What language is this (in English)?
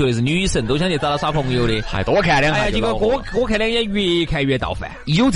Chinese